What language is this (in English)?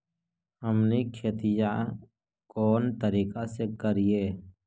Magahi